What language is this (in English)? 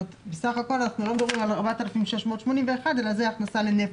Hebrew